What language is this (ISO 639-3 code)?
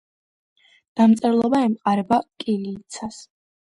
kat